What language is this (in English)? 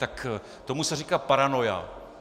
Czech